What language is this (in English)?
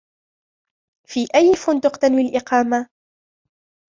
Arabic